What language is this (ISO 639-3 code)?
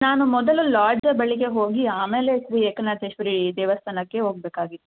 kan